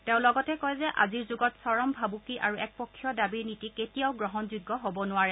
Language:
Assamese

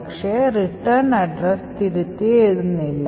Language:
Malayalam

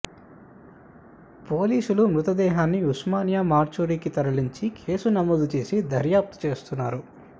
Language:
Telugu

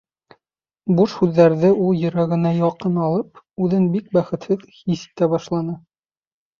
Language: Bashkir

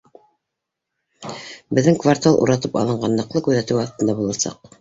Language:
Bashkir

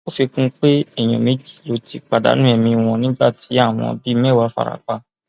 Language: Yoruba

